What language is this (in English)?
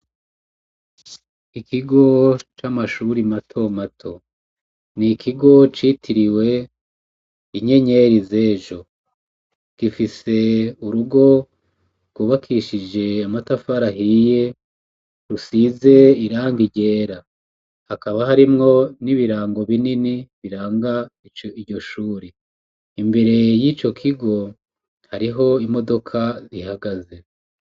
Rundi